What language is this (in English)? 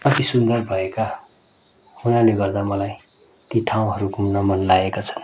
Nepali